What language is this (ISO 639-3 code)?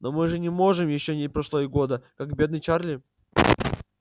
rus